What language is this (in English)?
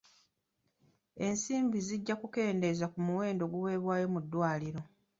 Ganda